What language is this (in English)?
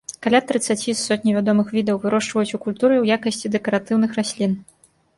Belarusian